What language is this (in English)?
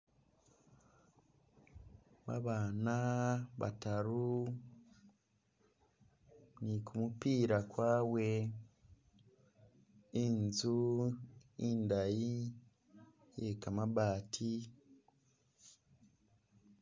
Masaaba